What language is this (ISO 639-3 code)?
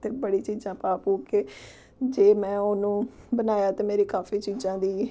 pan